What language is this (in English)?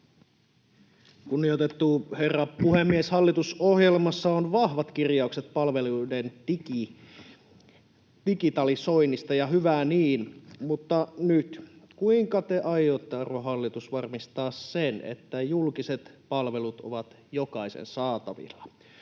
Finnish